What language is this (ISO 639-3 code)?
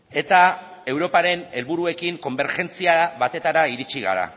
eus